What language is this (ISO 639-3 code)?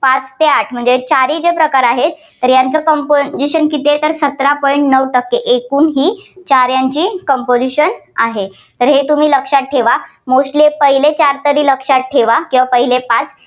mar